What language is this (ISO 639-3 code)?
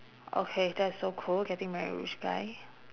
eng